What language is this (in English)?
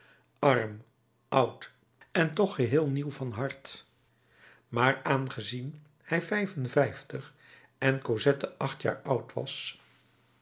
Dutch